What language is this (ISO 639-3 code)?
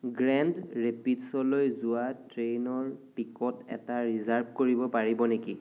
asm